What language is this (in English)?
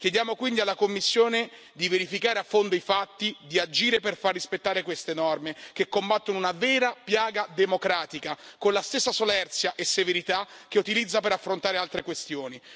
Italian